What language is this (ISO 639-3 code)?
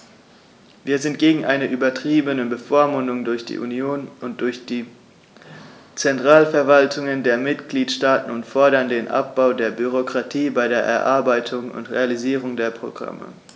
deu